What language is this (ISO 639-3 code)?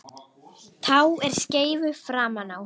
isl